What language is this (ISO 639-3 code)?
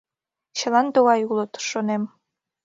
chm